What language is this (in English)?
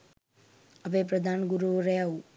Sinhala